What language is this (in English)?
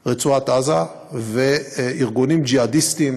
Hebrew